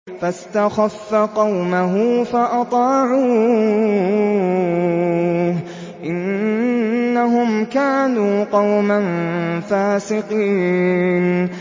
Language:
Arabic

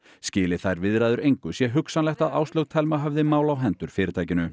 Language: Icelandic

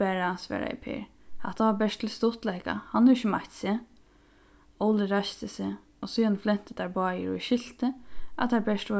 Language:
Faroese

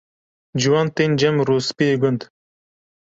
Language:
Kurdish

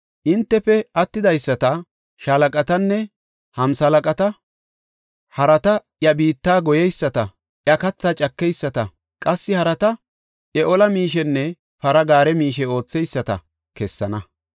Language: Gofa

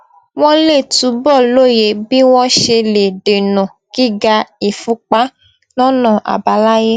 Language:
Yoruba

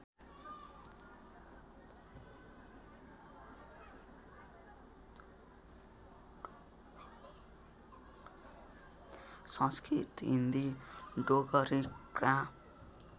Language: Nepali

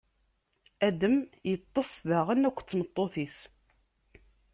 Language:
Kabyle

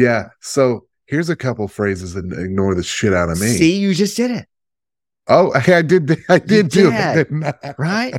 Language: English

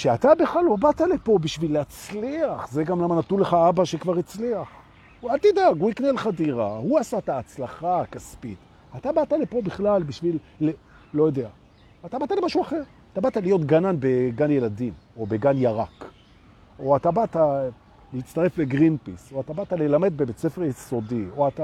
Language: Hebrew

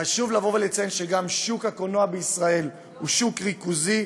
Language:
Hebrew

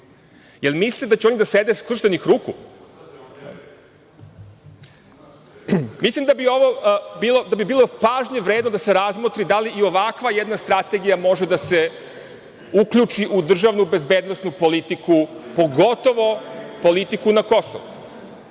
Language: Serbian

